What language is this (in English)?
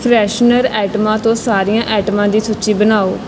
Punjabi